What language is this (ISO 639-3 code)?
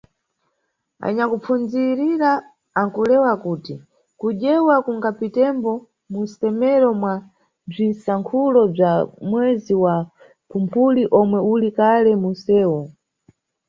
nyu